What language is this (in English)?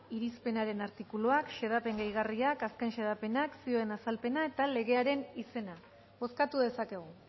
Basque